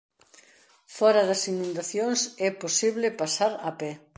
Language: Galician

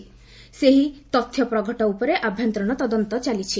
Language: Odia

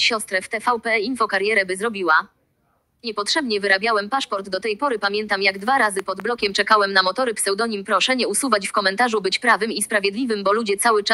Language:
Polish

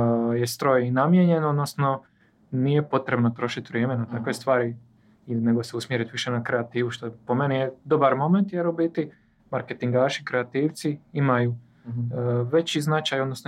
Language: Croatian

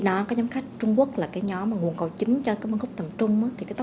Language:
Vietnamese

